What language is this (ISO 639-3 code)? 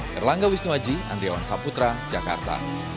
ind